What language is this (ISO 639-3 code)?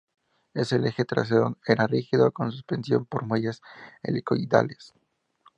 spa